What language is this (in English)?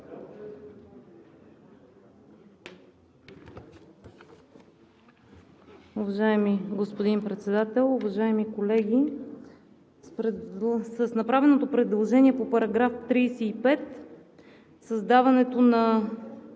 Bulgarian